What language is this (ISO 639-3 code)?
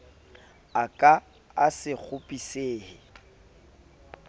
sot